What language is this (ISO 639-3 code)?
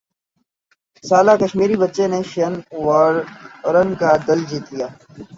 urd